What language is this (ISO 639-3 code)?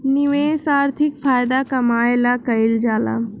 bho